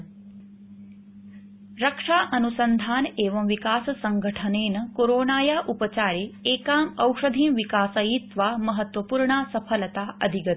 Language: Sanskrit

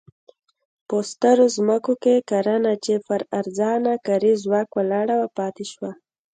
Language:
Pashto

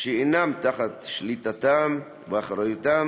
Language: Hebrew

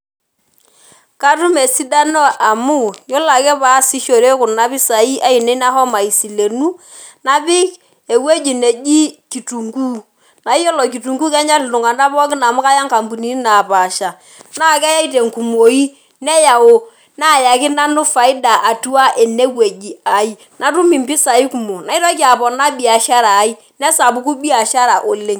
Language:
Masai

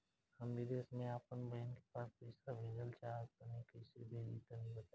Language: Bhojpuri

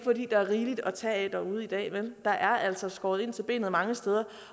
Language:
Danish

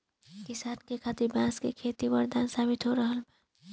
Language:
Bhojpuri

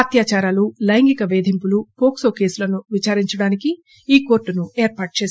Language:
Telugu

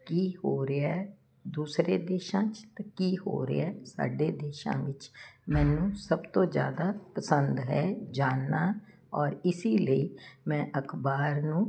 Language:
Punjabi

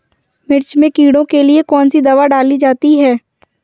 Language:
Hindi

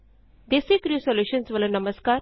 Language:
Punjabi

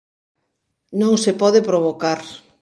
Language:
Galician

